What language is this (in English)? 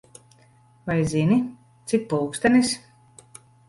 Latvian